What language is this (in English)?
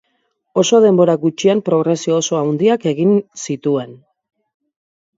Basque